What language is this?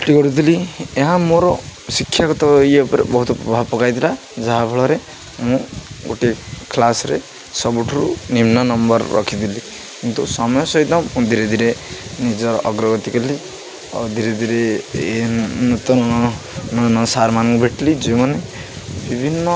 Odia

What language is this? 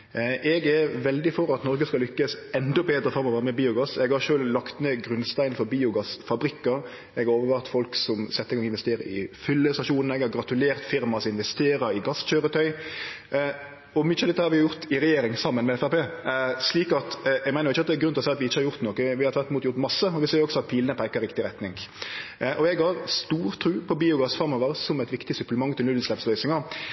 Norwegian Nynorsk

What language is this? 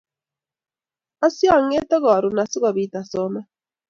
Kalenjin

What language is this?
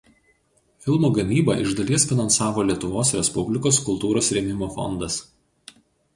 Lithuanian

